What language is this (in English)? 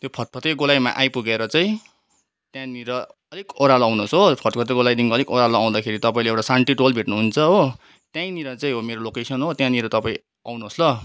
Nepali